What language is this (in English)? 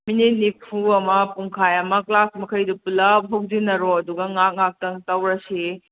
Manipuri